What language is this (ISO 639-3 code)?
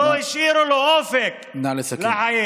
heb